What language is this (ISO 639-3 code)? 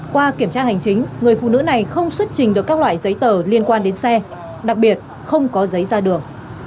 vie